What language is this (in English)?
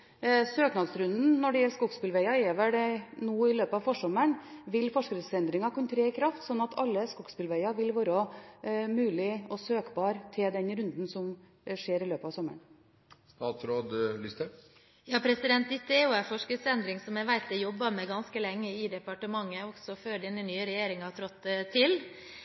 Norwegian Bokmål